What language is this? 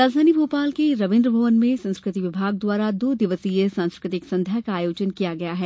Hindi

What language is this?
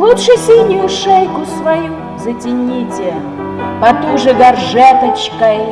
Russian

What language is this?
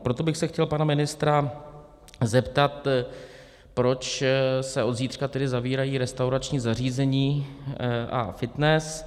Czech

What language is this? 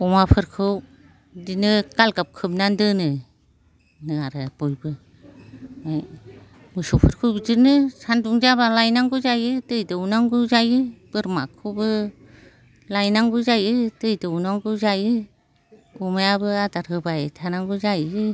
Bodo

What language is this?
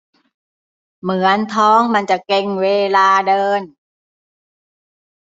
Thai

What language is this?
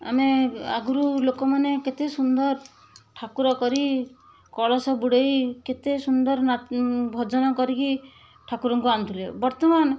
Odia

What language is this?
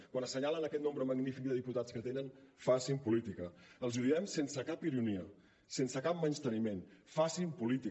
Catalan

